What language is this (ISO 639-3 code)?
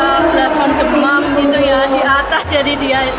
ind